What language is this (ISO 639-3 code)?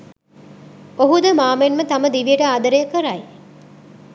sin